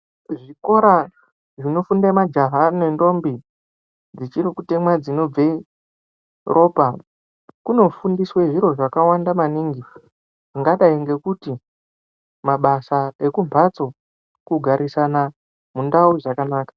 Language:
Ndau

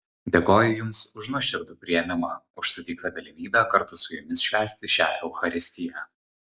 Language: Lithuanian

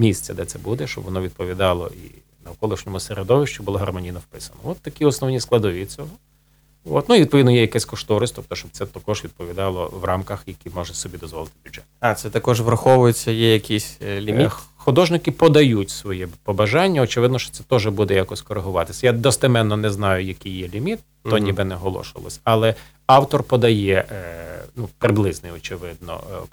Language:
Ukrainian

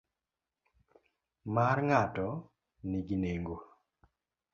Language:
Luo (Kenya and Tanzania)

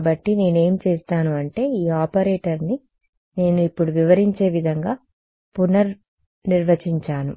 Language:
Telugu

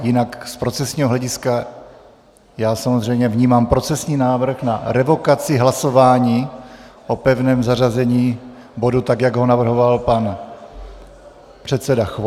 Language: Czech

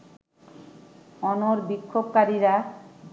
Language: Bangla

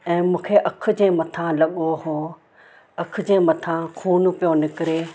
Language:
Sindhi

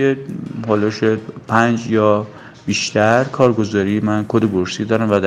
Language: Persian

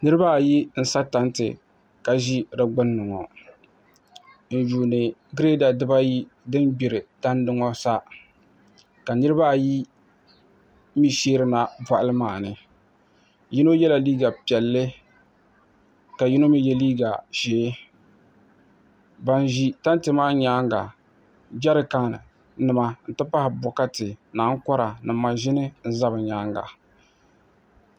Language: Dagbani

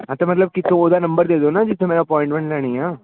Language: Punjabi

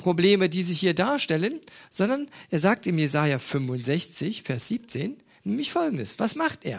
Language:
German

